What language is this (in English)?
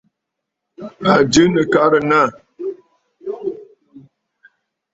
Bafut